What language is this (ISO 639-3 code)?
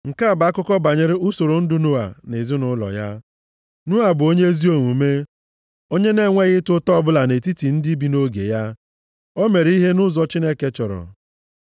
ibo